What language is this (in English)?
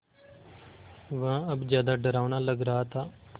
Hindi